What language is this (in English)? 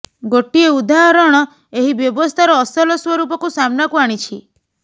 Odia